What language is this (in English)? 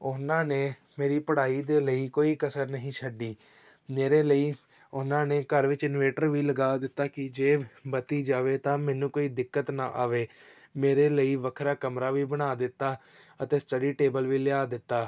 Punjabi